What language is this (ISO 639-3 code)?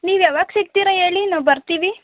kan